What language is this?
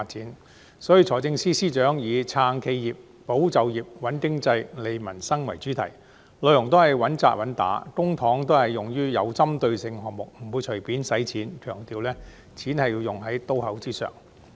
Cantonese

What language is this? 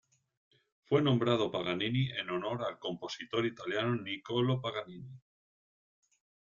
Spanish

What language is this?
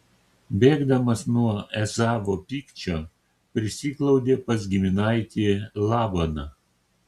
Lithuanian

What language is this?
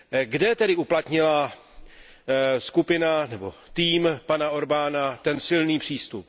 Czech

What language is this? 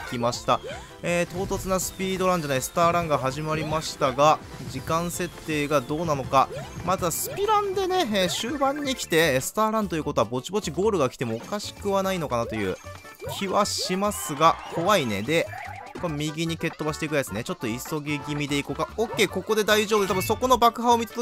Japanese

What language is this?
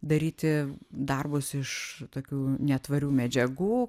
Lithuanian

